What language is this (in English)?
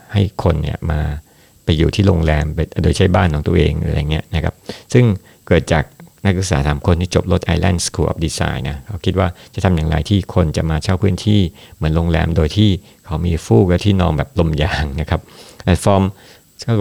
Thai